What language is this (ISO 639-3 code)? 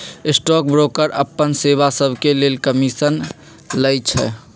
mag